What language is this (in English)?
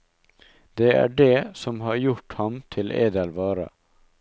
Norwegian